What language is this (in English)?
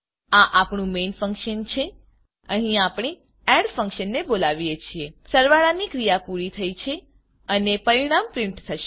Gujarati